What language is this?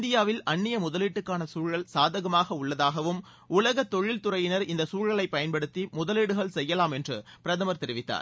Tamil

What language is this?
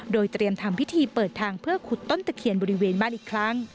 Thai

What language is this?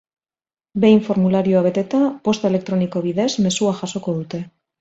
Basque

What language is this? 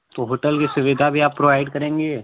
Hindi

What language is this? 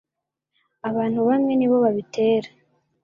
Kinyarwanda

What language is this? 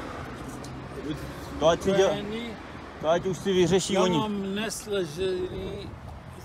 Czech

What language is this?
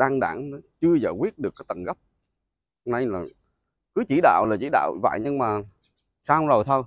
Vietnamese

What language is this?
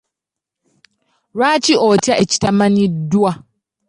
Ganda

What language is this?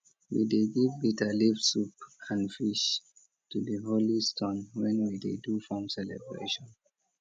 Nigerian Pidgin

